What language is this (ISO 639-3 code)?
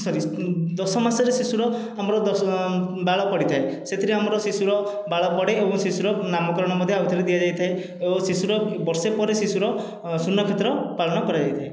ori